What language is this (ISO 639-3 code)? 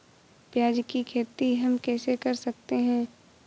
hin